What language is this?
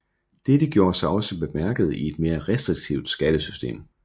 Danish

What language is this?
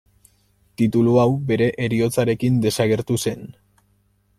Basque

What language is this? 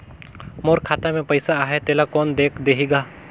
Chhattisgarhi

